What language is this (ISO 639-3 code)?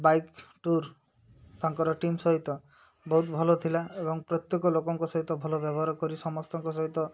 ori